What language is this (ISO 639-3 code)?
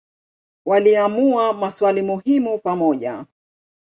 swa